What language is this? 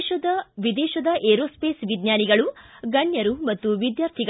Kannada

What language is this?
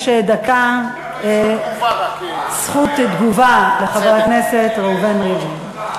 Hebrew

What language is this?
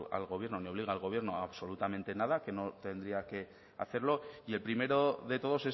Spanish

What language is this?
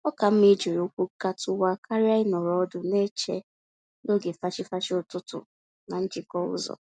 Igbo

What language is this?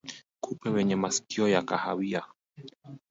Swahili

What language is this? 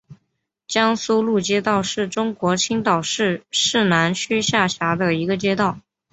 Chinese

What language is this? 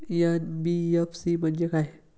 Marathi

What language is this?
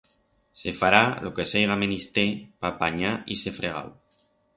Aragonese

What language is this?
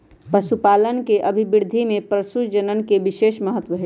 Magahi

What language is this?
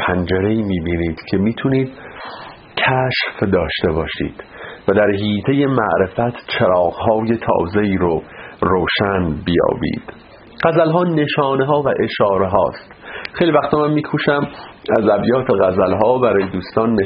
Persian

